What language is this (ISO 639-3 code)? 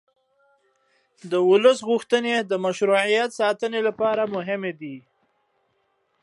pus